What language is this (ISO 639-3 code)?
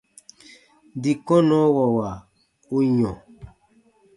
bba